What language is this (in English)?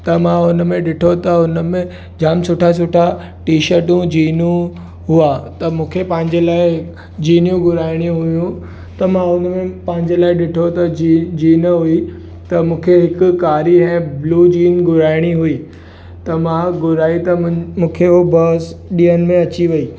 Sindhi